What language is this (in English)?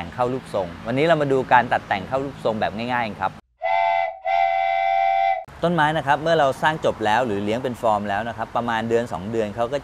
Thai